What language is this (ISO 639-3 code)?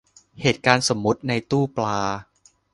tha